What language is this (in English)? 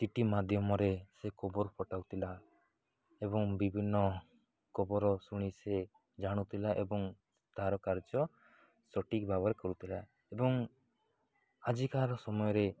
Odia